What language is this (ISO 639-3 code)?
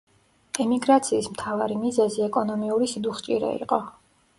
kat